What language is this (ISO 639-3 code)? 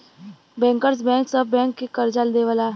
bho